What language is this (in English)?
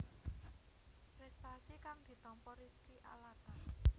Javanese